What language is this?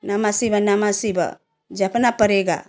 Hindi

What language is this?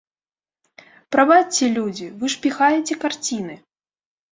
Belarusian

